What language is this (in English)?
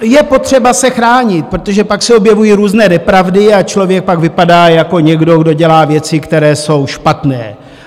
Czech